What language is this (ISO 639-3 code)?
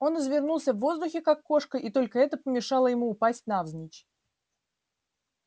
rus